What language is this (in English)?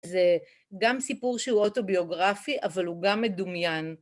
Hebrew